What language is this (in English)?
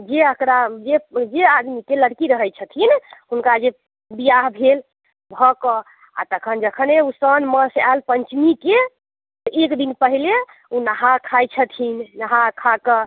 Maithili